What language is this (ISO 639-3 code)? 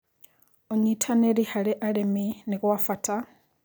kik